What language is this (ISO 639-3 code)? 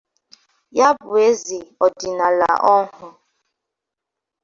ibo